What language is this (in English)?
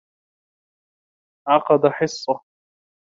Arabic